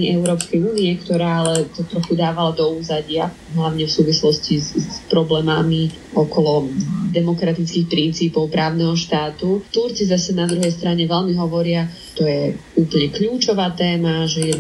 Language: Slovak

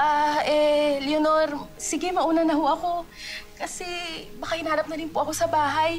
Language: Filipino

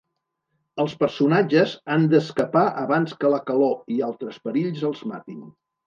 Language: Catalan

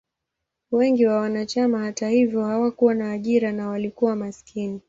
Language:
Swahili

